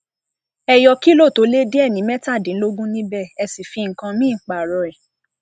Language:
Yoruba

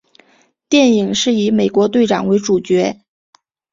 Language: Chinese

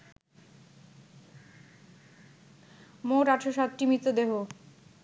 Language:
Bangla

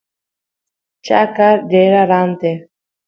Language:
Santiago del Estero Quichua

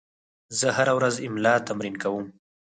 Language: Pashto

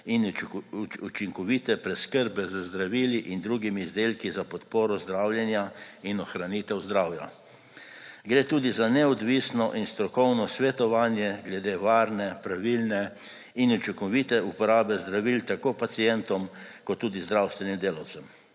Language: Slovenian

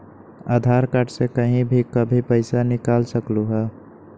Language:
Magahi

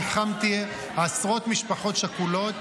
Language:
Hebrew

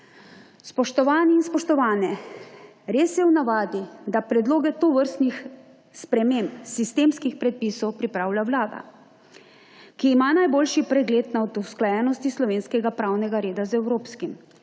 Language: Slovenian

